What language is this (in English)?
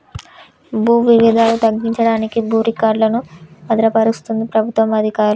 Telugu